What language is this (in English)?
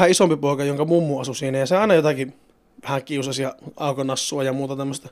Finnish